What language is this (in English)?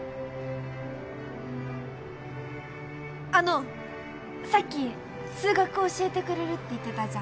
Japanese